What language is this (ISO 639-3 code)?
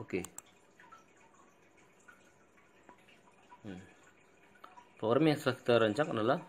ind